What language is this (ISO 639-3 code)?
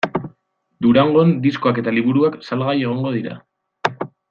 eus